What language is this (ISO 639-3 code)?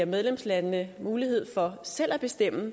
dan